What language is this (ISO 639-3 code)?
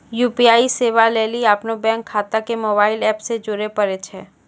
mai